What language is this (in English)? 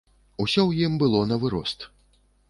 Belarusian